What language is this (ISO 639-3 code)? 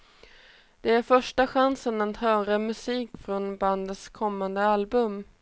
swe